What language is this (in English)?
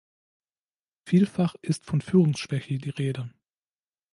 German